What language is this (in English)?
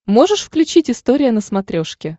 Russian